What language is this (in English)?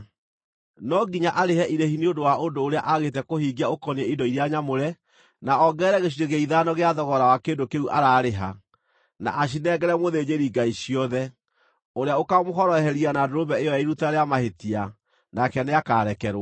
Kikuyu